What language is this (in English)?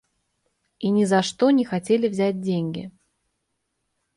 Russian